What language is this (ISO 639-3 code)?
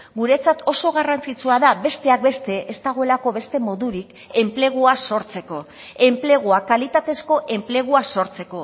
eus